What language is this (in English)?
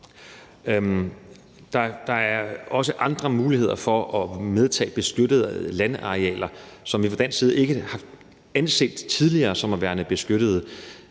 Danish